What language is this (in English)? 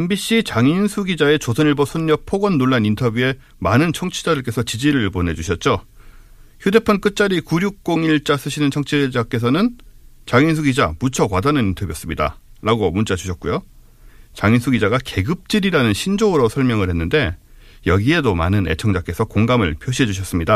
Korean